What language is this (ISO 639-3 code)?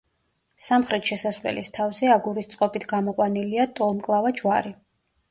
kat